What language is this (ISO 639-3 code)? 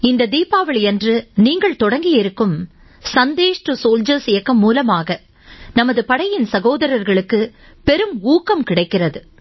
tam